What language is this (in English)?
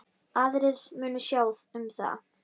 Icelandic